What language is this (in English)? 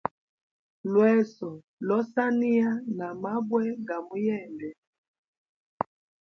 Hemba